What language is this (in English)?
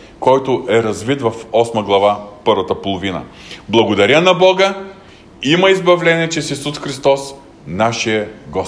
Bulgarian